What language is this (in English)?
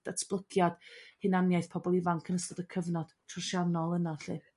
Welsh